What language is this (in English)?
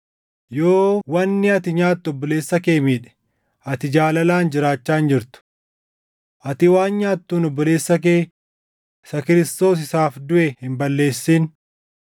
Oromo